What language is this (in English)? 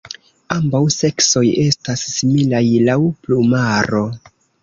Esperanto